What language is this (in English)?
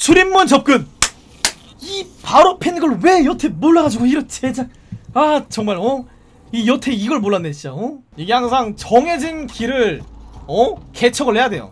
Korean